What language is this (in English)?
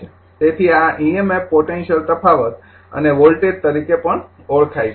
Gujarati